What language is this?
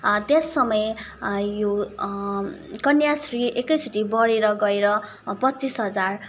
Nepali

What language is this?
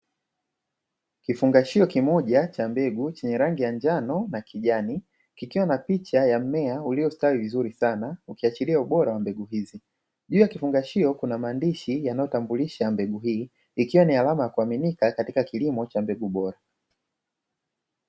Swahili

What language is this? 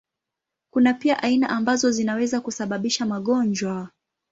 Swahili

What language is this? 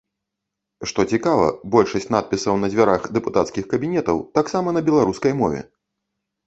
Belarusian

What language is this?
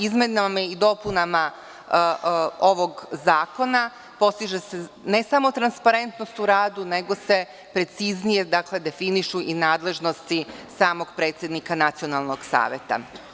Serbian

